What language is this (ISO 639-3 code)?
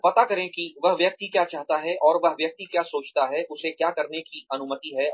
hin